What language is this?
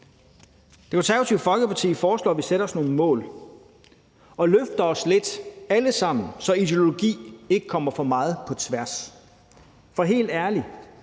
Danish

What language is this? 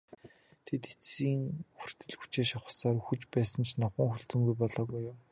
Mongolian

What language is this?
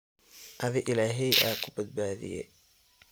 Somali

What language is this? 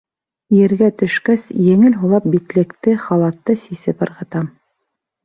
Bashkir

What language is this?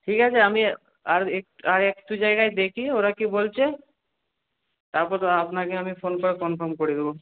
Bangla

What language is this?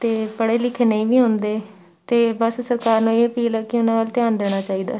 Punjabi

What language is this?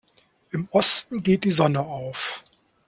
German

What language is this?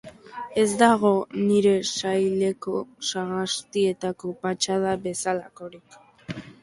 Basque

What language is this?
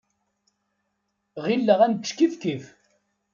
Kabyle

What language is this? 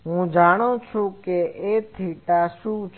Gujarati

